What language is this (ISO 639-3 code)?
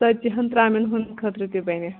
kas